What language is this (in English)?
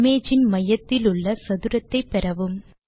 Tamil